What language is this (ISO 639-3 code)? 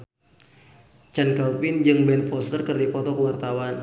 sun